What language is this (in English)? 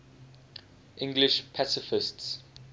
English